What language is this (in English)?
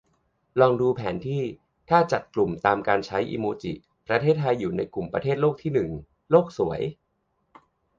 Thai